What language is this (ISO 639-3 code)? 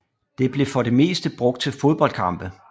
dan